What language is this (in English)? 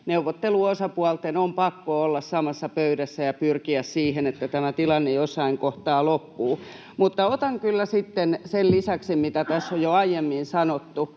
Finnish